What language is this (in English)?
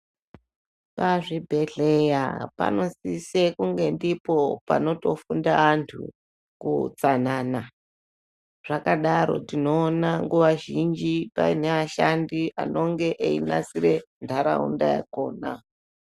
Ndau